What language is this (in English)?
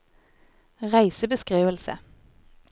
Norwegian